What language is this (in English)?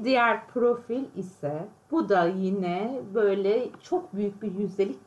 Turkish